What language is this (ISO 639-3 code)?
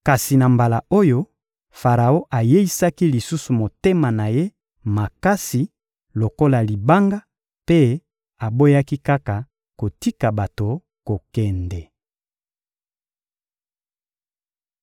lin